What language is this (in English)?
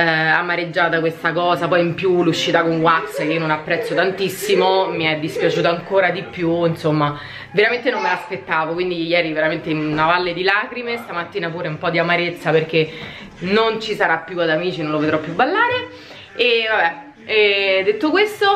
Italian